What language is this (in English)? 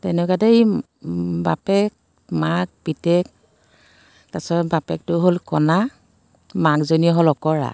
Assamese